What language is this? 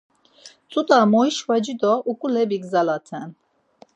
Laz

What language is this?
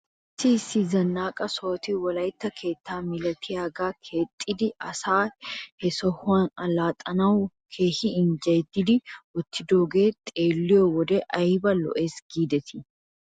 Wolaytta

